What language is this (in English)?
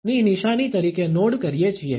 Gujarati